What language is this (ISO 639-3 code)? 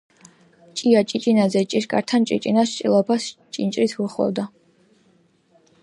kat